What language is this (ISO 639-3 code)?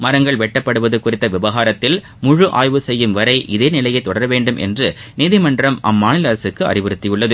tam